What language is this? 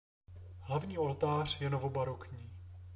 Czech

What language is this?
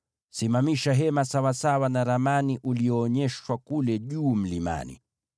Swahili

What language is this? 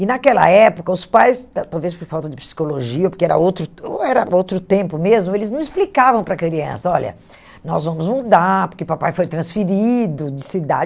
Portuguese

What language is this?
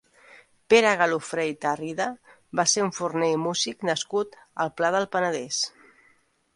Catalan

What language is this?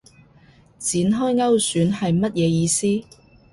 Cantonese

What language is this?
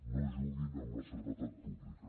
Catalan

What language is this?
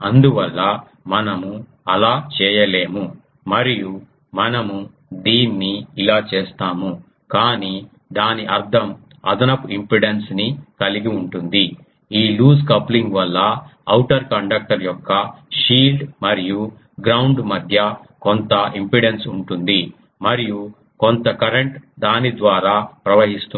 Telugu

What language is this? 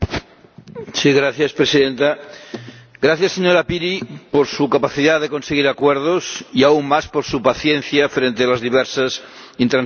Spanish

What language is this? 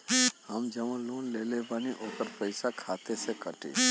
Bhojpuri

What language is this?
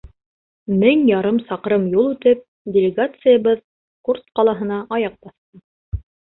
Bashkir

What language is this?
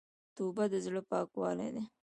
Pashto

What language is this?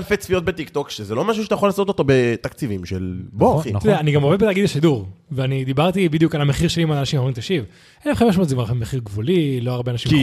Hebrew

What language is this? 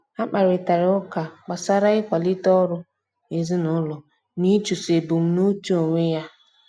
Igbo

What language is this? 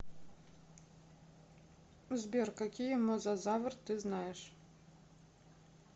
Russian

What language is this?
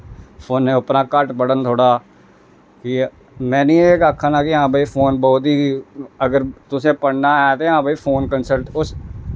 Dogri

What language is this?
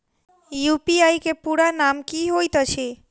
Maithili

